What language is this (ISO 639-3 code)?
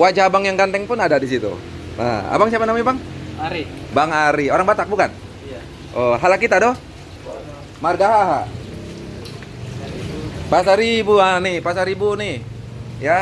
ind